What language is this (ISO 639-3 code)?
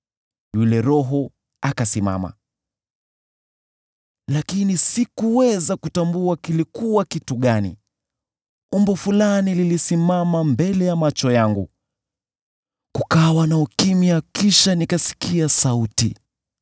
swa